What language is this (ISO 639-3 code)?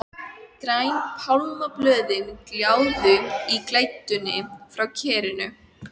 isl